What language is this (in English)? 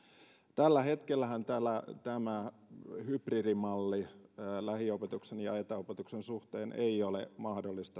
Finnish